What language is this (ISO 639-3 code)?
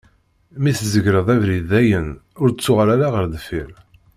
kab